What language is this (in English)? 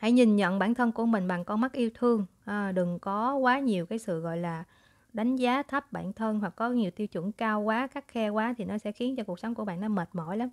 Vietnamese